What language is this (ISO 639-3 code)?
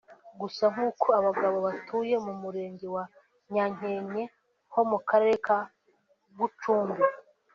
kin